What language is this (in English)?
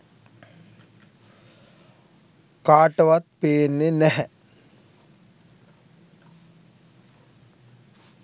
Sinhala